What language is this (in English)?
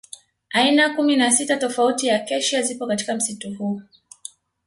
Swahili